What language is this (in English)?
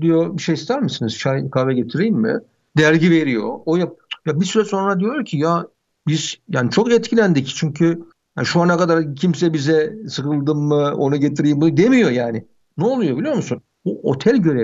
Turkish